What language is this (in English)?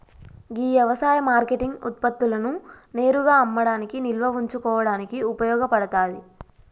Telugu